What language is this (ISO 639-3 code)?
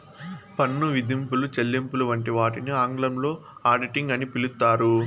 tel